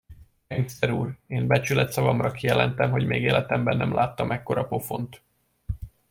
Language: Hungarian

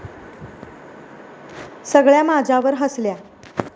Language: Marathi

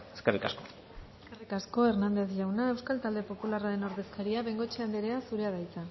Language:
Basque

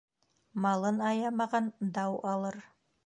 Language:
Bashkir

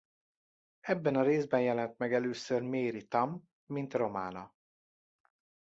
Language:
Hungarian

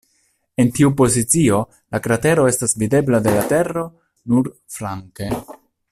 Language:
Esperanto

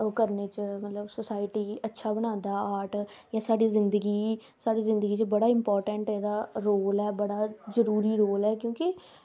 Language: Dogri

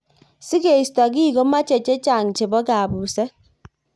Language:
Kalenjin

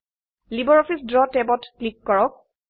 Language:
Assamese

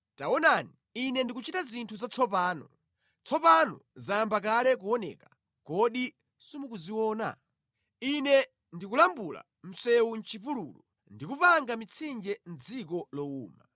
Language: Nyanja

